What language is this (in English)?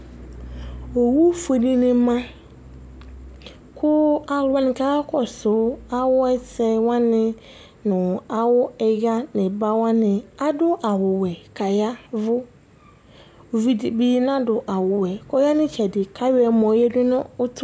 Ikposo